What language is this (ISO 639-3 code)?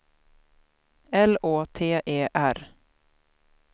swe